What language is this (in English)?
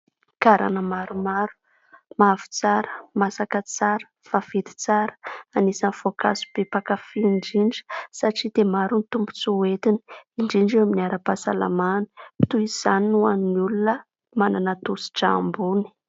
Malagasy